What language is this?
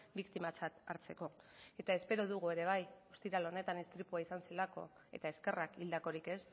Basque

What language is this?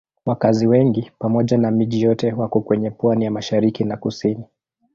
Swahili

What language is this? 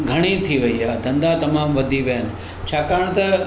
Sindhi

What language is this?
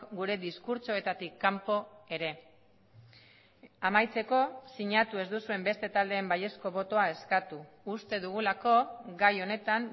Basque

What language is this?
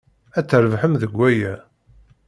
Kabyle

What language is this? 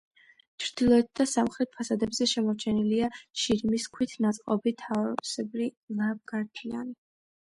Georgian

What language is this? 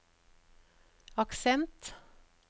Norwegian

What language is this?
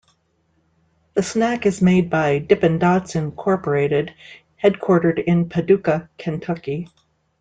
English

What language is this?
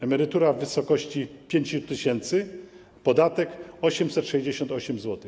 Polish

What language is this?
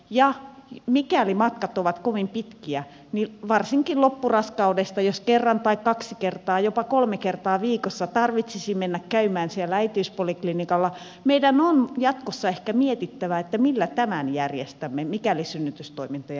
Finnish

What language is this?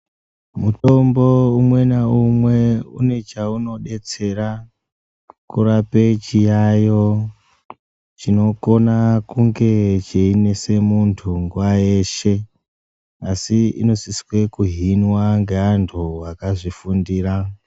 Ndau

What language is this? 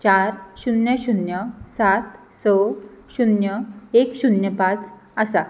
Konkani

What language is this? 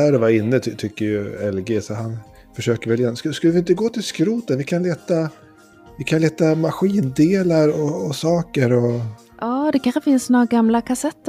Swedish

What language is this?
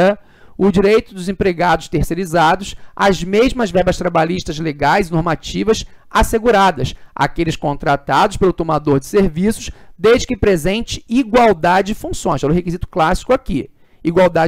Portuguese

